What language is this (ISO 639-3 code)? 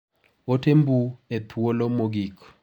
luo